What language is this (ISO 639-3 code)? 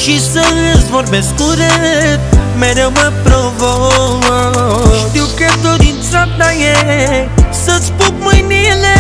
ron